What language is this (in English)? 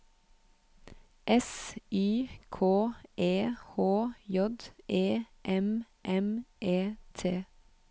Norwegian